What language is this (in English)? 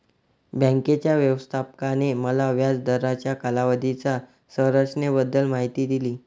Marathi